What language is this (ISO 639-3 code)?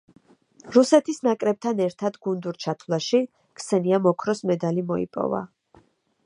kat